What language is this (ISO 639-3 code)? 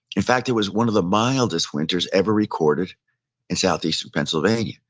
eng